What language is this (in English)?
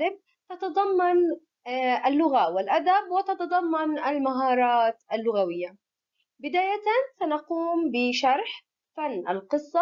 Arabic